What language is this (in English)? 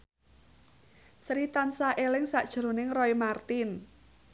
Javanese